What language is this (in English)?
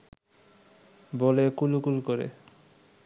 Bangla